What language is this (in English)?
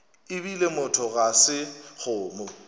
Northern Sotho